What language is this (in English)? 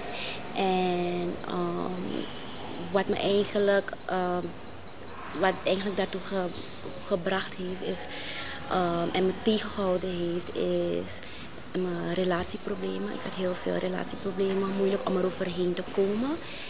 Dutch